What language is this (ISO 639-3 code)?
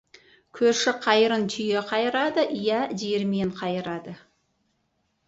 kaz